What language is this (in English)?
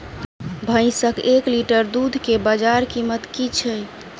Maithili